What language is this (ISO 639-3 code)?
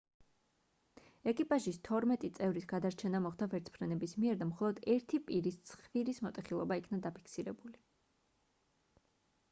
kat